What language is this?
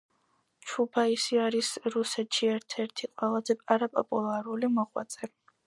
Georgian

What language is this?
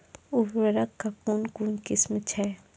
Maithili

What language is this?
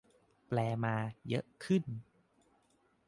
Thai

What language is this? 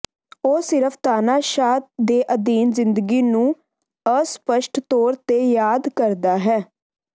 Punjabi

